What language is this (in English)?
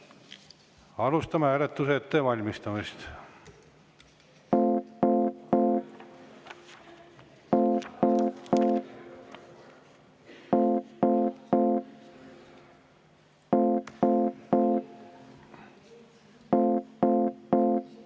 Estonian